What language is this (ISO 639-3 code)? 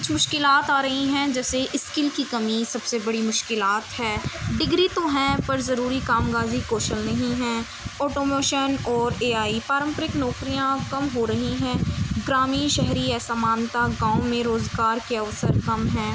urd